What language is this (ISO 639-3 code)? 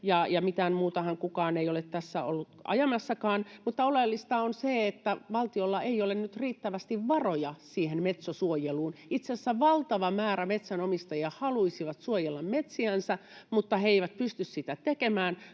fin